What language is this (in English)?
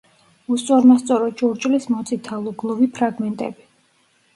Georgian